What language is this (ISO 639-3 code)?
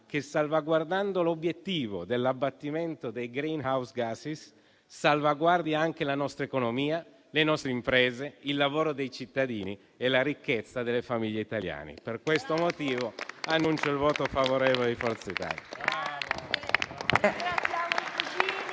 ita